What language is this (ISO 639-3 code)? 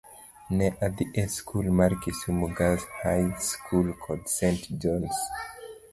luo